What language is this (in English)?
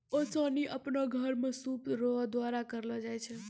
Maithili